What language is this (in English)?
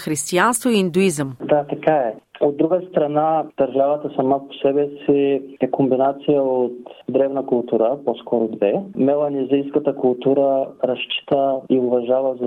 Bulgarian